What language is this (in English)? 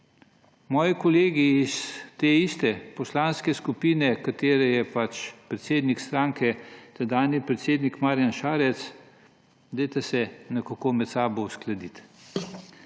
Slovenian